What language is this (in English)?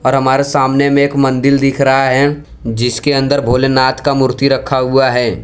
Hindi